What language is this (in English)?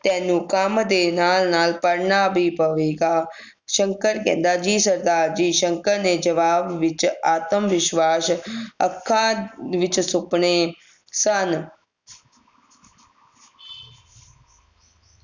Punjabi